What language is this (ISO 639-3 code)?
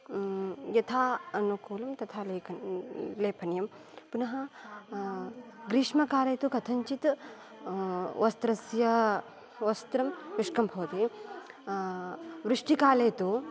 san